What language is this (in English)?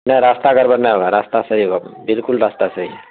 Urdu